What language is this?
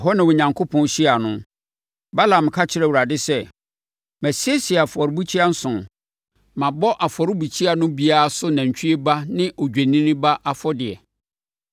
Akan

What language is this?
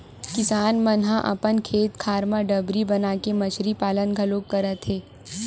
Chhattisgarhi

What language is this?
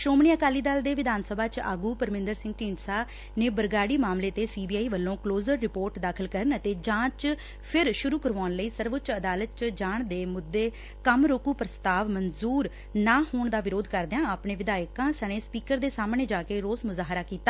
Punjabi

